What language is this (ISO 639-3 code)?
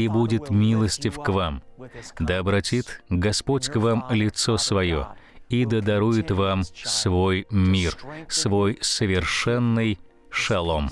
rus